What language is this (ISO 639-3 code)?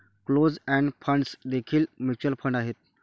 mar